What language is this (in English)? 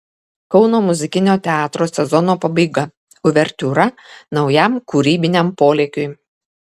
Lithuanian